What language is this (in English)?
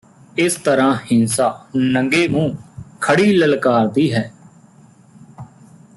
Punjabi